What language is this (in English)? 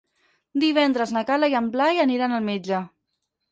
Catalan